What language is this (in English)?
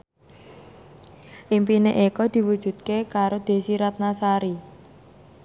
Javanese